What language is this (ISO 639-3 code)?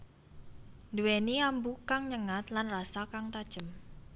jav